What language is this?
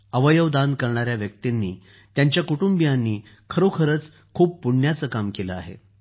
Marathi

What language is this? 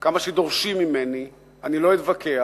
Hebrew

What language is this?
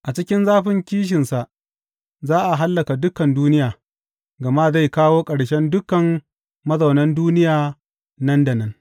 Hausa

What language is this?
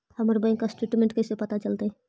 Magahi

